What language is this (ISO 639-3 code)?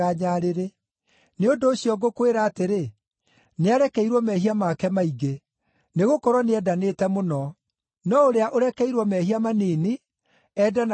kik